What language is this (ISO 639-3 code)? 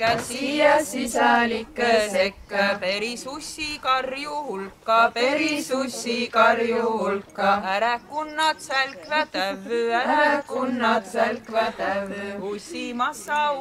ron